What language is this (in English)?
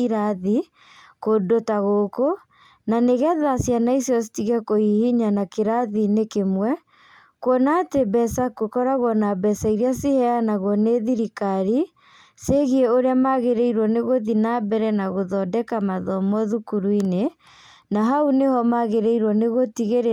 Kikuyu